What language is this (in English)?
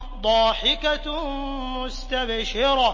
Arabic